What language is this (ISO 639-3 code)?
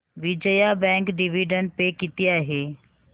mar